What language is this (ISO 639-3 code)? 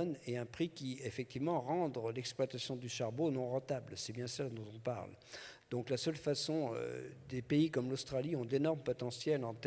fra